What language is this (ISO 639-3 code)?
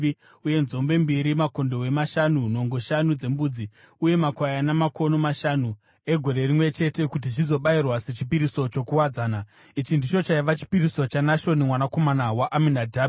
sna